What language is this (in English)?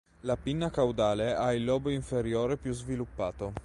Italian